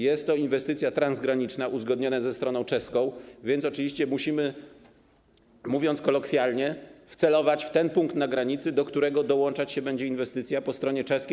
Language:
Polish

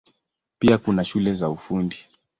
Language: Swahili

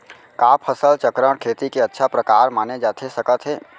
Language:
Chhattisgarhi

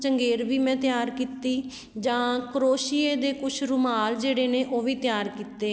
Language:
Punjabi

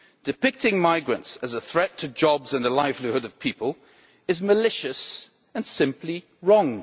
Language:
English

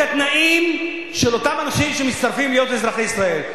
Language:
Hebrew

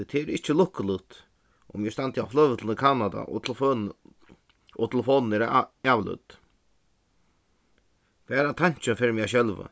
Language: Faroese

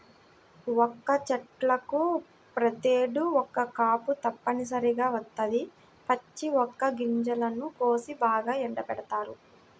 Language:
Telugu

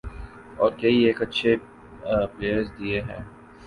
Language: Urdu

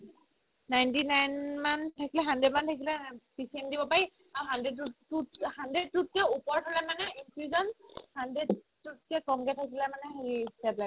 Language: Assamese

